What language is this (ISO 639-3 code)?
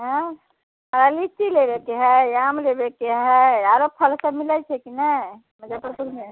mai